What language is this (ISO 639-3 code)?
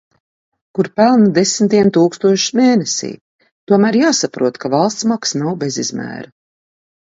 lav